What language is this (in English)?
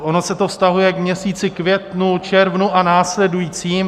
Czech